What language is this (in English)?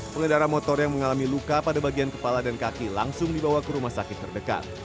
Indonesian